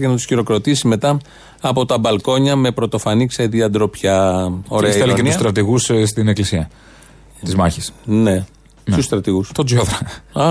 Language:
Greek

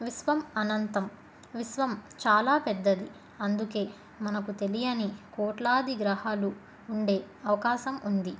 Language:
Telugu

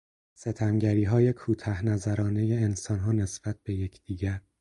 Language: Persian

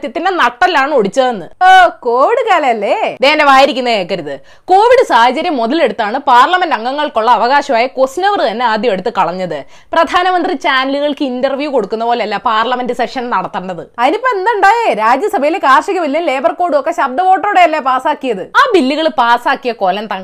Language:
Malayalam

